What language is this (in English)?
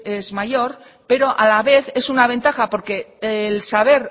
Spanish